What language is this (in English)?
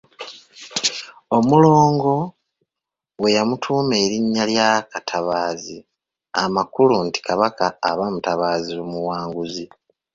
Ganda